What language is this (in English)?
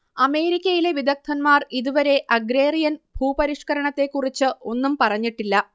Malayalam